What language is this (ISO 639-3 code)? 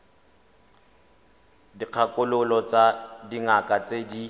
tsn